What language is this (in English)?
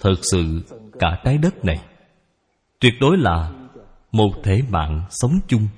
Vietnamese